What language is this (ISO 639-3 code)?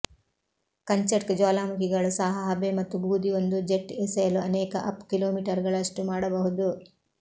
kan